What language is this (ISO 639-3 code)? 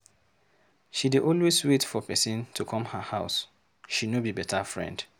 pcm